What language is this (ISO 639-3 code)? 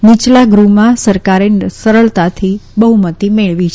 guj